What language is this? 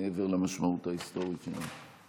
Hebrew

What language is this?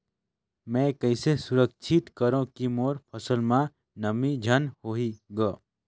Chhattisgarhi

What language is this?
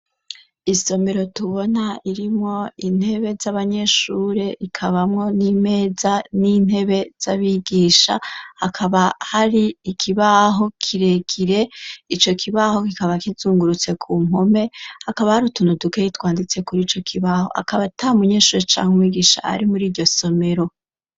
Rundi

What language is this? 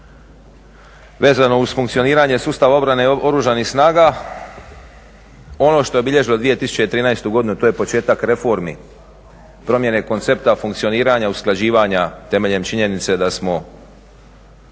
Croatian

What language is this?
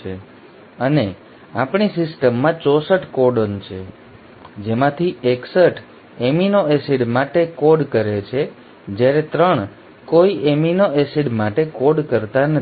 Gujarati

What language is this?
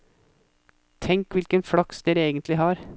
Norwegian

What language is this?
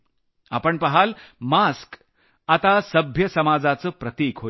Marathi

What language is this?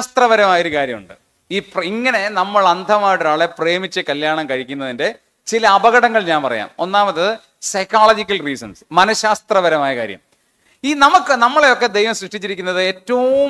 Malayalam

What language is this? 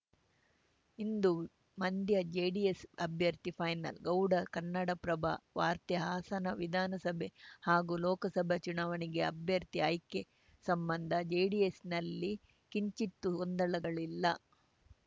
Kannada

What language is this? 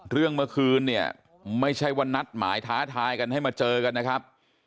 Thai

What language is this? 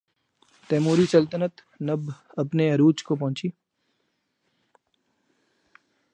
Urdu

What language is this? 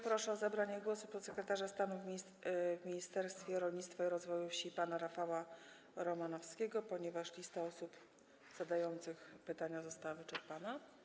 Polish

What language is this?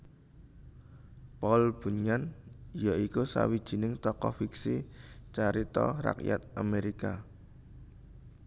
Javanese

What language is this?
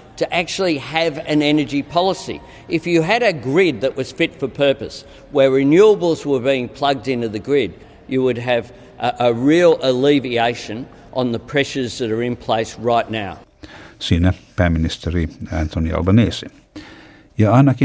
Finnish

